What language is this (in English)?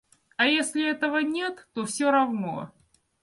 Russian